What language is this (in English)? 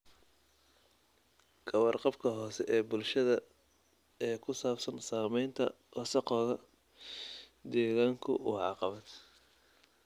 Somali